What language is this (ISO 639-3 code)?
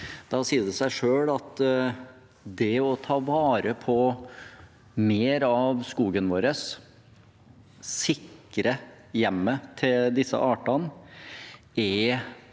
nor